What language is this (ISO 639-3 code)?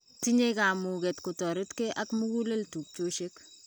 kln